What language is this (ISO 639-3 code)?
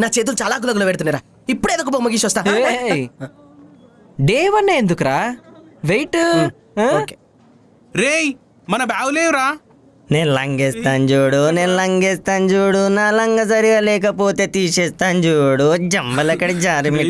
tel